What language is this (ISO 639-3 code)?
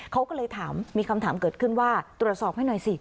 tha